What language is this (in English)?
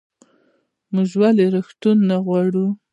Pashto